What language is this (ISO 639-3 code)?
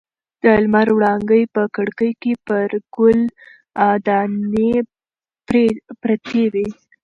pus